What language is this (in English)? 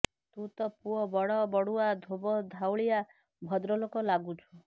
Odia